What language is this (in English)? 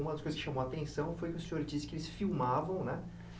Portuguese